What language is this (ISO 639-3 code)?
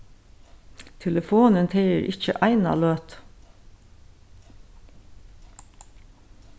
fao